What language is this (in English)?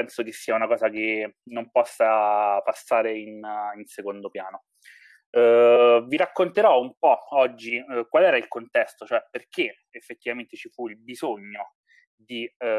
Italian